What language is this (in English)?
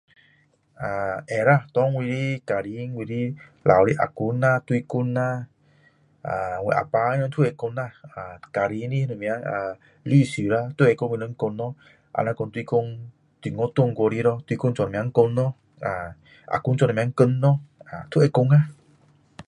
Min Dong Chinese